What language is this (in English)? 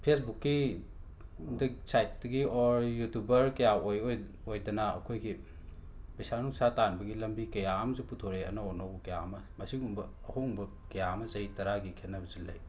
Manipuri